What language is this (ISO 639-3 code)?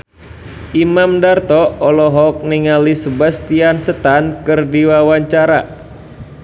sun